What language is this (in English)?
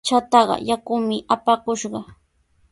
Sihuas Ancash Quechua